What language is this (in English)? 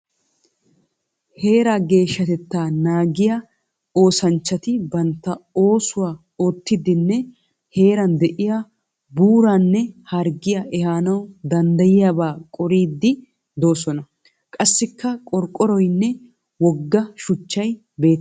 Wolaytta